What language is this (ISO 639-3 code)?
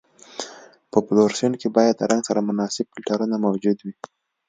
pus